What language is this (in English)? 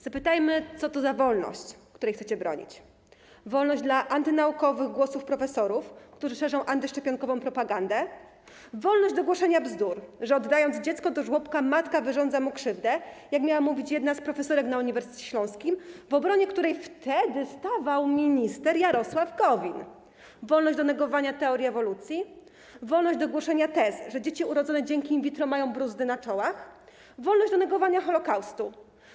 Polish